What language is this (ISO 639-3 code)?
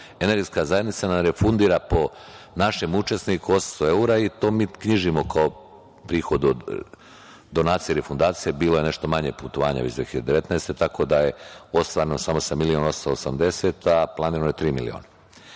srp